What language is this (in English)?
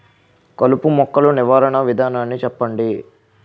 Telugu